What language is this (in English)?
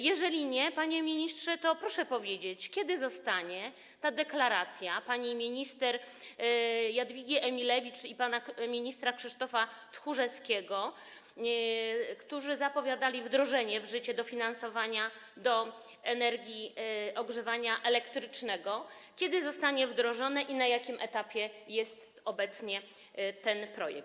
Polish